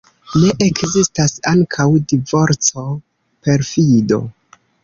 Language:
Esperanto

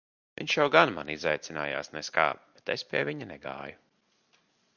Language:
Latvian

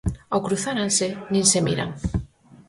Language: Galician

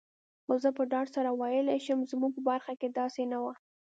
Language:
Pashto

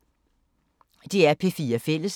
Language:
Danish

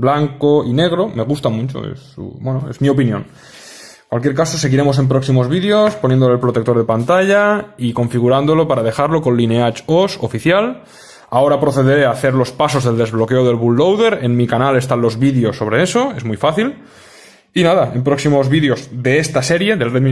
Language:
Spanish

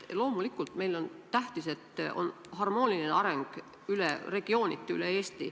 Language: Estonian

